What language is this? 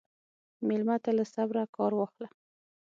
Pashto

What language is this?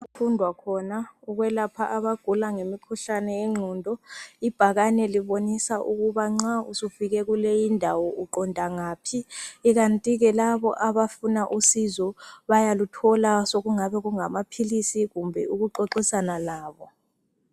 North Ndebele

